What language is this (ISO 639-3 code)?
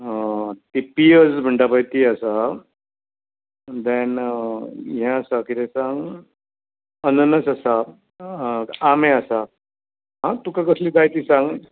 kok